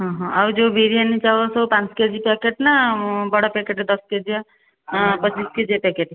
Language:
Odia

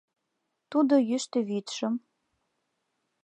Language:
Mari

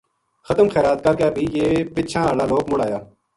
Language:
Gujari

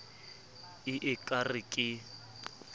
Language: Southern Sotho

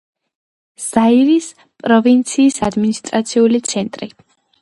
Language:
Georgian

